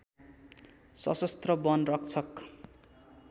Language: Nepali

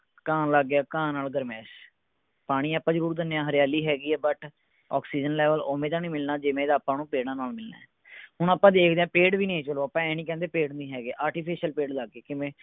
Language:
Punjabi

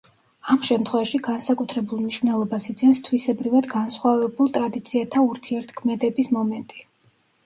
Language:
Georgian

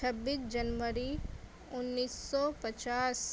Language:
Urdu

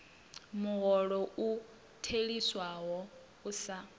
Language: Venda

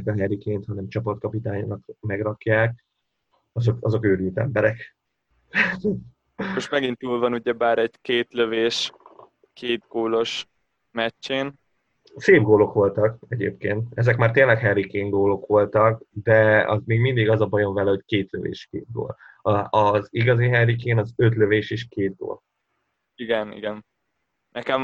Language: Hungarian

